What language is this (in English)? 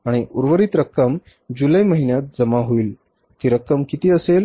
Marathi